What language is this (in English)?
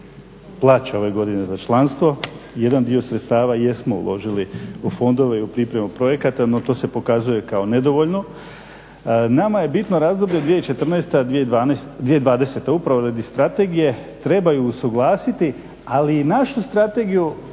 Croatian